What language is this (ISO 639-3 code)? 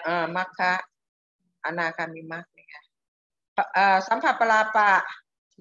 tha